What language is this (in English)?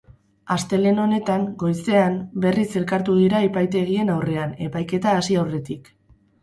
Basque